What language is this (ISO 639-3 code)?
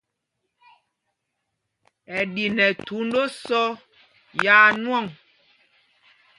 mgg